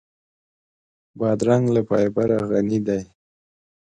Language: Pashto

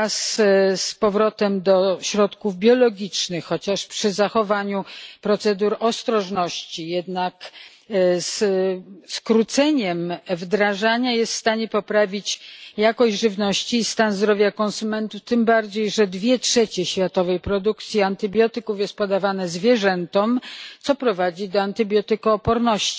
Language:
Polish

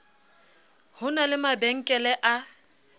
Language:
Southern Sotho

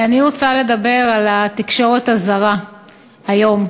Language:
Hebrew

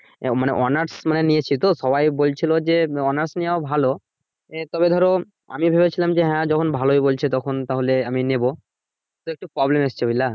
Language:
Bangla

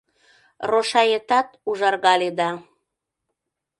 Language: Mari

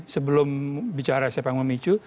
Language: Indonesian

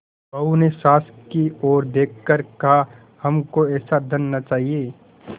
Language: Hindi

